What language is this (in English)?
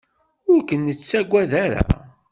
Kabyle